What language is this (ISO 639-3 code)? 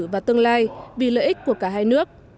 vie